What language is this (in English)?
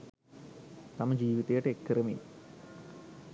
Sinhala